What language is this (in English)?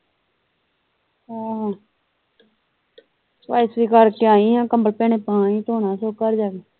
Punjabi